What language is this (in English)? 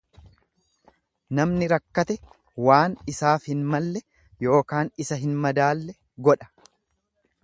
Oromo